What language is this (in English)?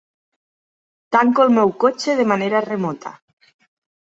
Catalan